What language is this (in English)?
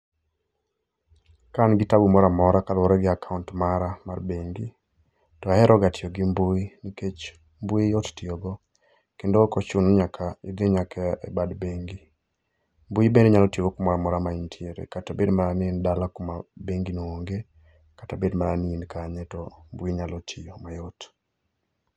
Luo (Kenya and Tanzania)